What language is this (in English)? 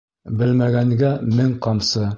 Bashkir